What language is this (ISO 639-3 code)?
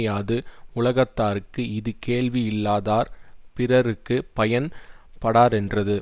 tam